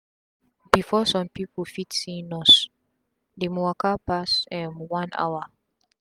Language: Nigerian Pidgin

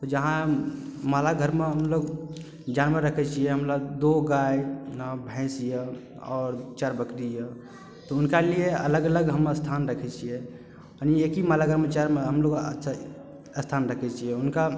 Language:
Maithili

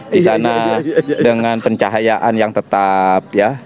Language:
Indonesian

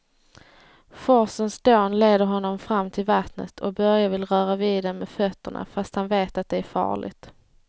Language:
Swedish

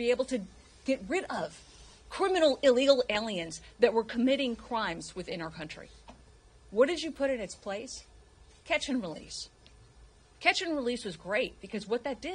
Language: English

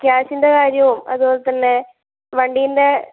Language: Malayalam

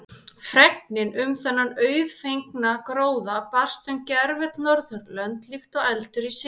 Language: Icelandic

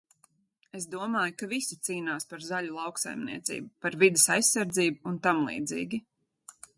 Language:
Latvian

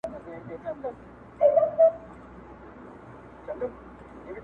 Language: Pashto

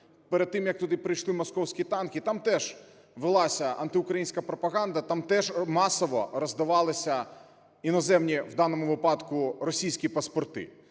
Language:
Ukrainian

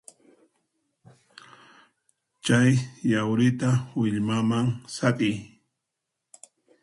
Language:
Puno Quechua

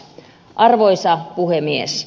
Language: Finnish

